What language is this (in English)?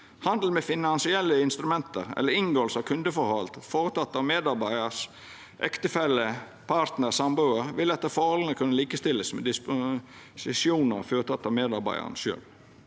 Norwegian